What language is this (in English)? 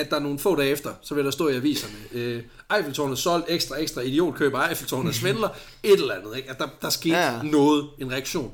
Danish